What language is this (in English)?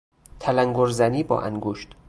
Persian